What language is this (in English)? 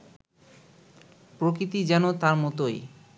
Bangla